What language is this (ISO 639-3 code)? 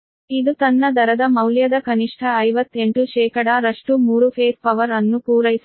kan